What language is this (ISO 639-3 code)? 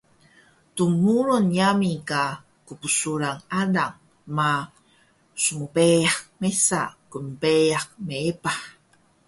trv